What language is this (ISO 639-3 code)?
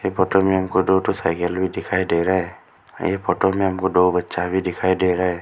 hin